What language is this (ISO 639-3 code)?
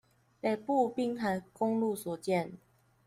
zho